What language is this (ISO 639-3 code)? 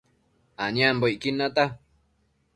mcf